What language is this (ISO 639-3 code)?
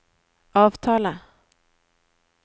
nor